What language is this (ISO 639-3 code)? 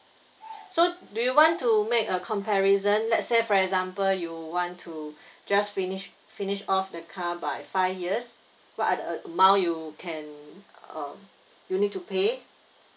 eng